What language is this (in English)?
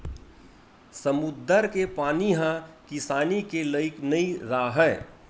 Chhattisgarhi